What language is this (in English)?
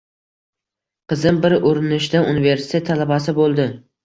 Uzbek